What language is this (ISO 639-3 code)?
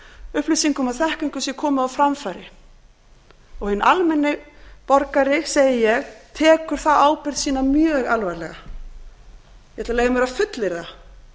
isl